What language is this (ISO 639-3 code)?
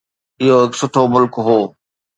snd